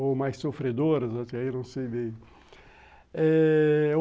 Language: Portuguese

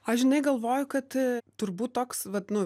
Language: Lithuanian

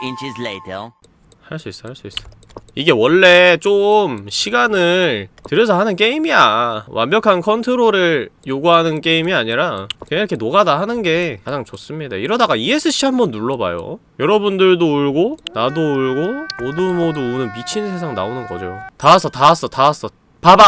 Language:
Korean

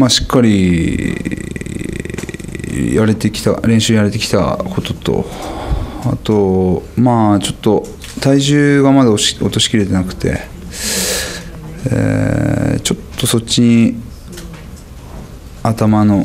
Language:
Japanese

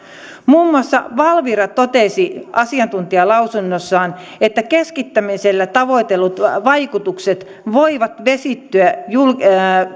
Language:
Finnish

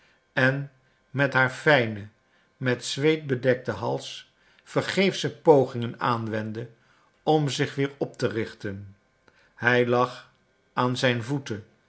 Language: Dutch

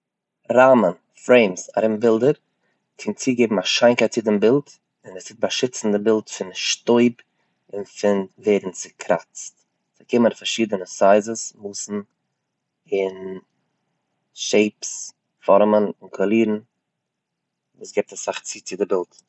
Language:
Yiddish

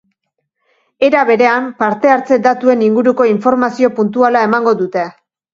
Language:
Basque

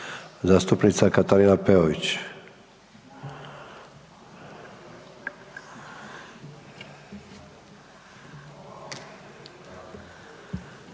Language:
Croatian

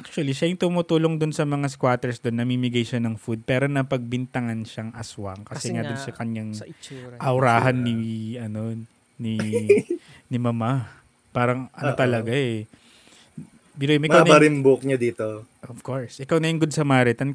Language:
Filipino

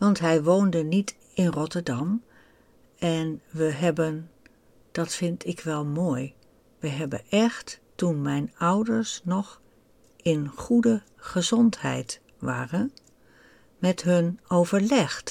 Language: Dutch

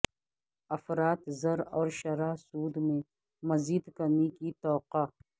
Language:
Urdu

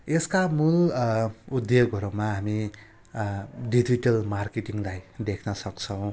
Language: Nepali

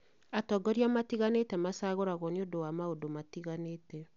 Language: Kikuyu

